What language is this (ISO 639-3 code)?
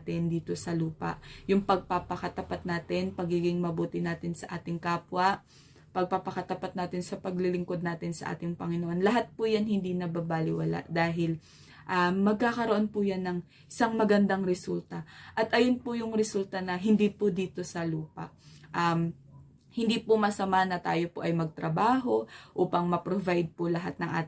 fil